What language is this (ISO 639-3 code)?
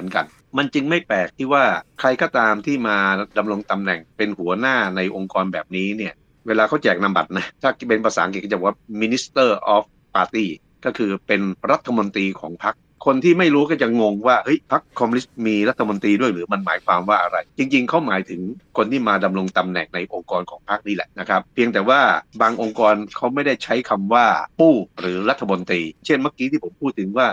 tha